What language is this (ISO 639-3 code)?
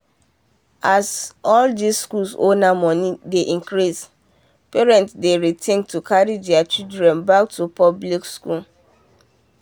pcm